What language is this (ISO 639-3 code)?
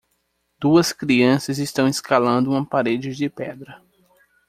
por